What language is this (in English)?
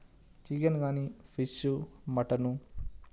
Telugu